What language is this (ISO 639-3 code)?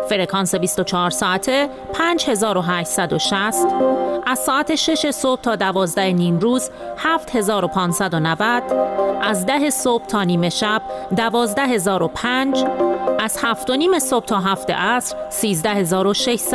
fas